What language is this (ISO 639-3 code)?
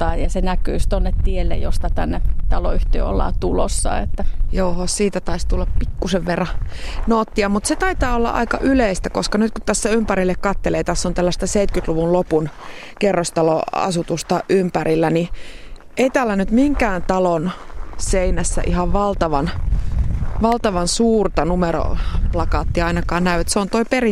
fin